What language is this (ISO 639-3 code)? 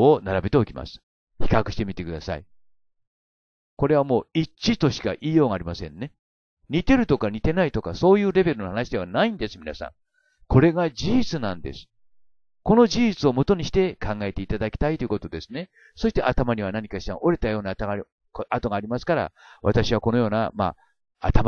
jpn